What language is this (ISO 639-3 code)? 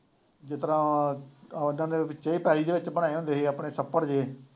pan